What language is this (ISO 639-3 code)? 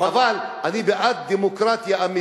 heb